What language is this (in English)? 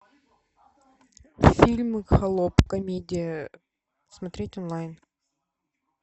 Russian